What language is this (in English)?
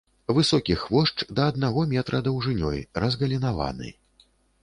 Belarusian